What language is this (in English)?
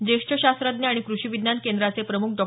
Marathi